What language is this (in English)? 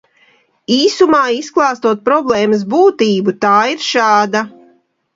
Latvian